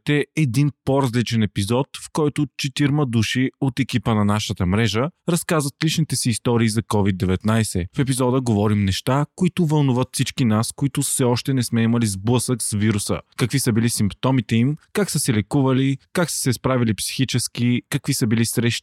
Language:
Bulgarian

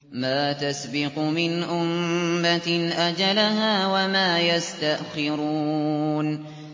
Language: Arabic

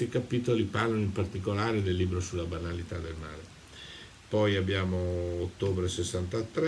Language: Italian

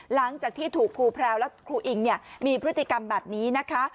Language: Thai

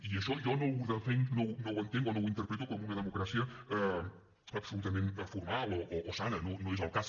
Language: Catalan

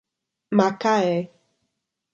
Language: Portuguese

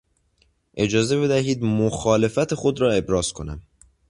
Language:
Persian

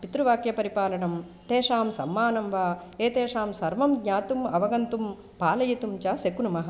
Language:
Sanskrit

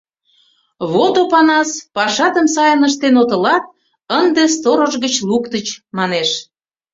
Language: Mari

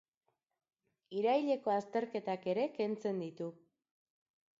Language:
Basque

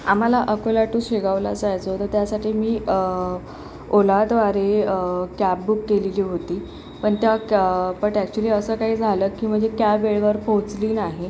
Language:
Marathi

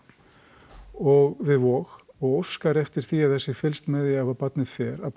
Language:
Icelandic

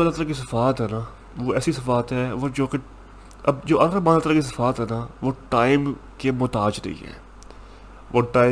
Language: Urdu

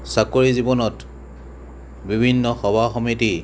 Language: Assamese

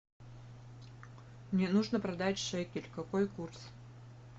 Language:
Russian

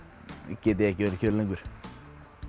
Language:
Icelandic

